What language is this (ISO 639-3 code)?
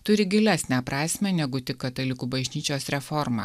lit